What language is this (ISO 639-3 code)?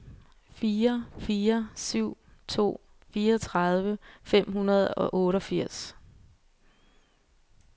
dan